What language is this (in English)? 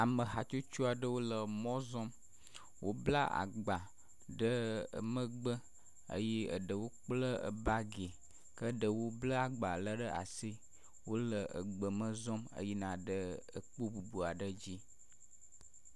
Ewe